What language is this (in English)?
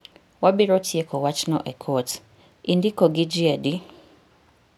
Luo (Kenya and Tanzania)